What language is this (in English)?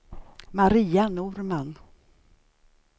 Swedish